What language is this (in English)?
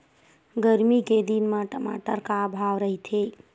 Chhattisgarhi